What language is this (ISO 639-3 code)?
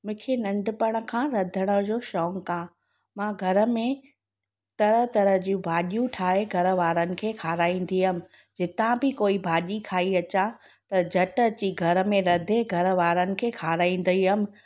snd